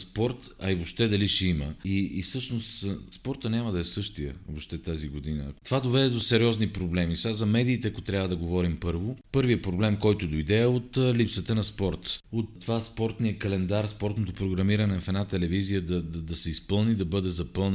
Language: Bulgarian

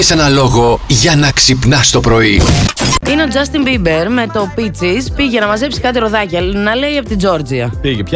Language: Greek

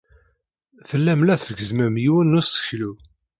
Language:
Kabyle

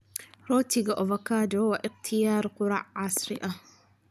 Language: Somali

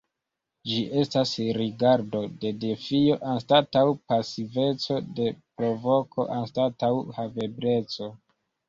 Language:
Esperanto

